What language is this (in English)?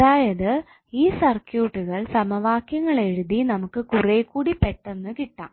Malayalam